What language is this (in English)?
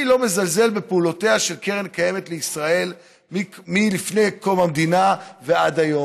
Hebrew